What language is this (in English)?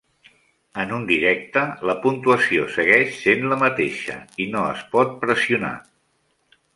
Catalan